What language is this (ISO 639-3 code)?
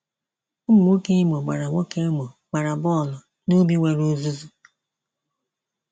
ibo